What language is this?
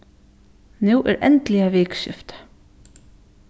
Faroese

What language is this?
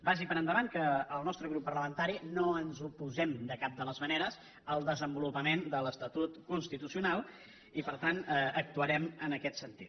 Catalan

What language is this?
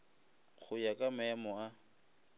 Northern Sotho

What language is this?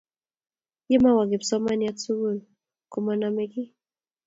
Kalenjin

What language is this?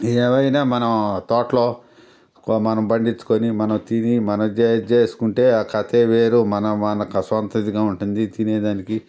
Telugu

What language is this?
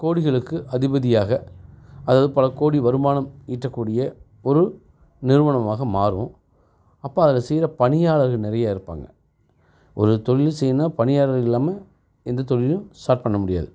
Tamil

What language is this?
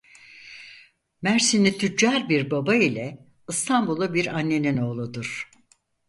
Turkish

